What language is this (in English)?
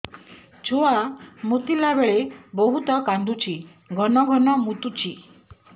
Odia